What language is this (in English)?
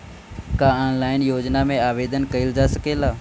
Bhojpuri